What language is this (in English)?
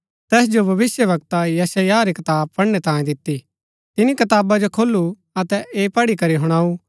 Gaddi